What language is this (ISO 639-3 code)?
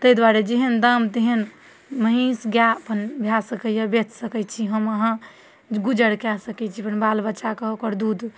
mai